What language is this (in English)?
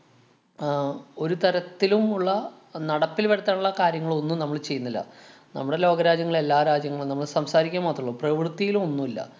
Malayalam